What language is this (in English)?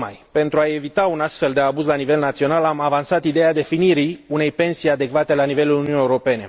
Romanian